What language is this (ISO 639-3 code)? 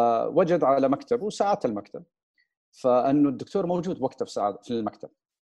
ara